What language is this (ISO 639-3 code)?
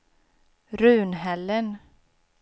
swe